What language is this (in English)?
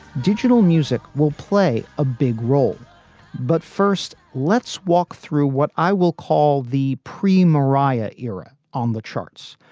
English